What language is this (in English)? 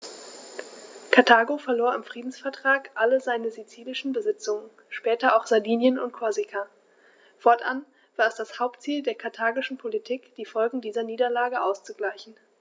German